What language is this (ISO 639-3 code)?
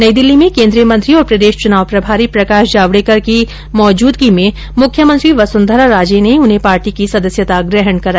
hin